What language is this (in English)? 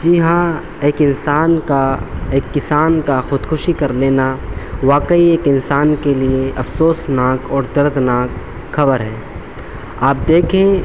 Urdu